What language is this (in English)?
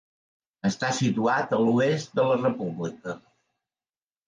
Catalan